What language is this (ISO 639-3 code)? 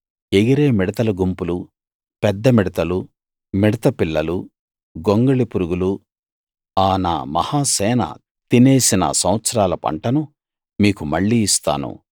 tel